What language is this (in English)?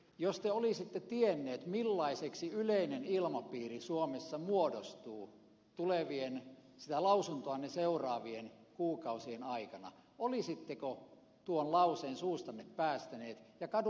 Finnish